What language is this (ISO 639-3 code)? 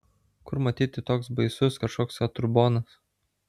lit